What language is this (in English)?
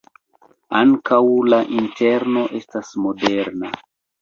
Esperanto